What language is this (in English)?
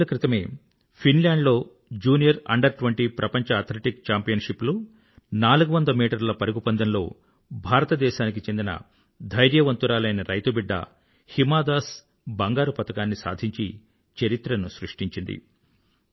Telugu